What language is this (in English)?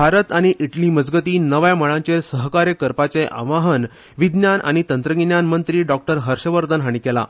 Konkani